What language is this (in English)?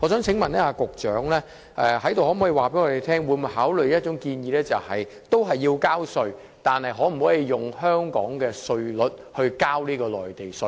Cantonese